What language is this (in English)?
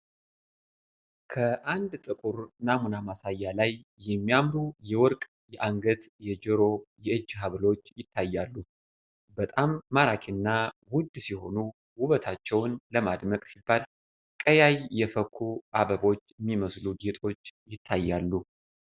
Amharic